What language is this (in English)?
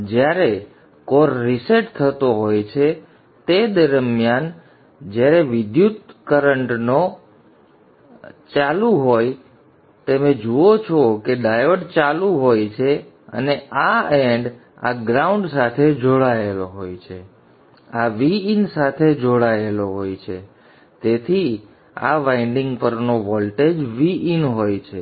Gujarati